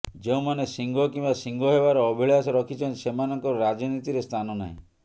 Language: Odia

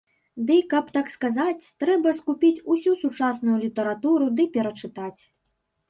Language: Belarusian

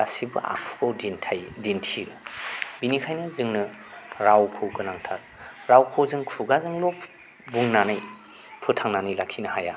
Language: Bodo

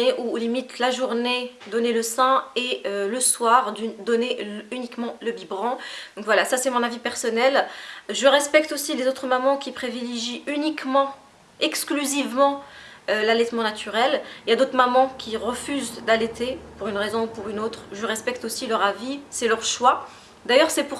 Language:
French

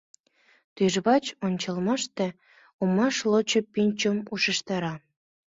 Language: Mari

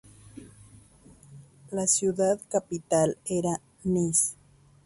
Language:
Spanish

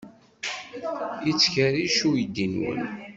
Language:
Kabyle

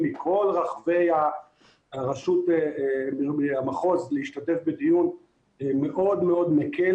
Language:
Hebrew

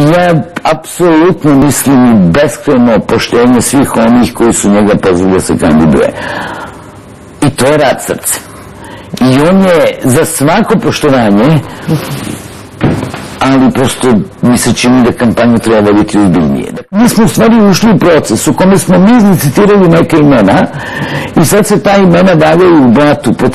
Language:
Italian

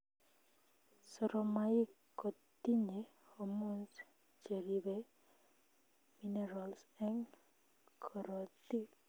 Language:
Kalenjin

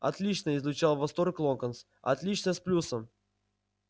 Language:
Russian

